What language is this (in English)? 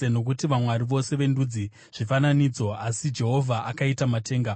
Shona